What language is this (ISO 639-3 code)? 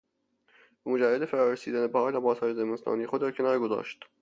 fas